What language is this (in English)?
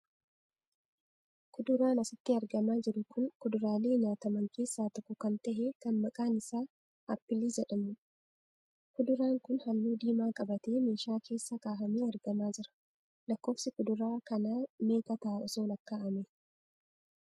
Oromo